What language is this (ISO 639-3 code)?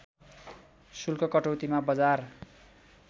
nep